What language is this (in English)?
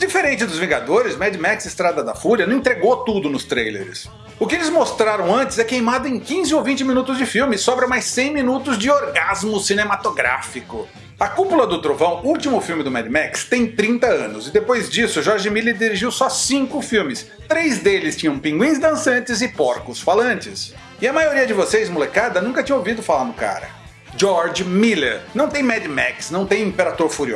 Portuguese